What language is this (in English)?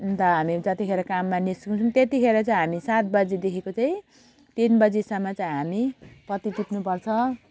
Nepali